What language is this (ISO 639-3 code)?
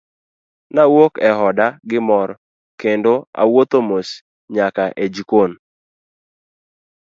luo